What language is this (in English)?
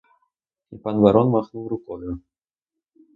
Ukrainian